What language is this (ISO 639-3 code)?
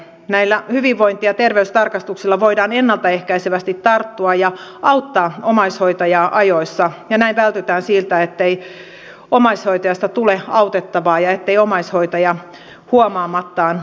fin